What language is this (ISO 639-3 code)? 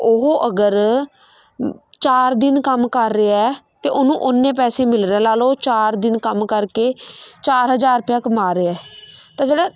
pan